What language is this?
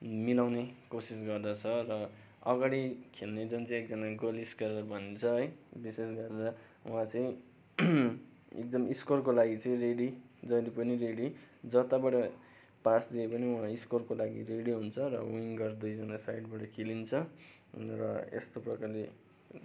Nepali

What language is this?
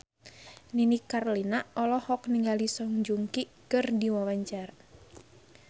Sundanese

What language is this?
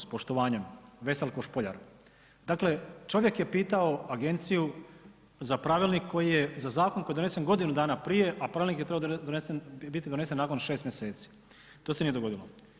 Croatian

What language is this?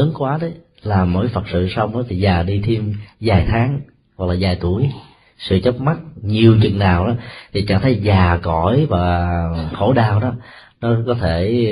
Vietnamese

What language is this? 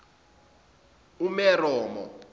Zulu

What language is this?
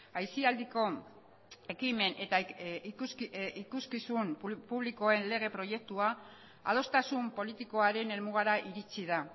Basque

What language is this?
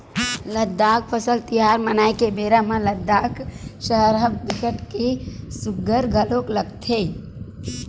Chhattisgarhi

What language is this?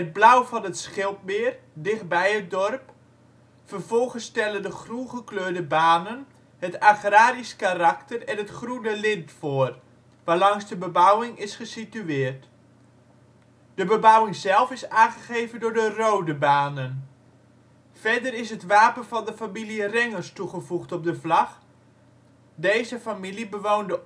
Dutch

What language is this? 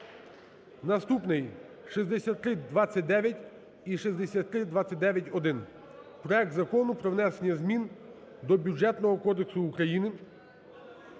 Ukrainian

